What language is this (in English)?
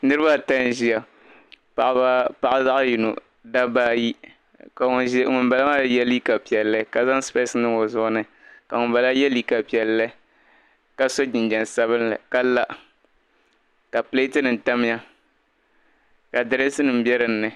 Dagbani